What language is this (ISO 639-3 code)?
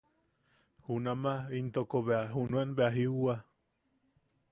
yaq